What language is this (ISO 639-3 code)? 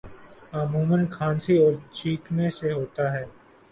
urd